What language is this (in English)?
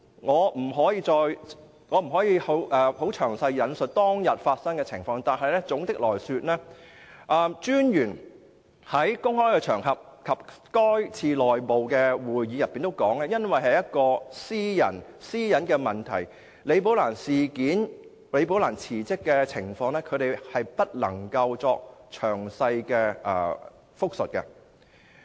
Cantonese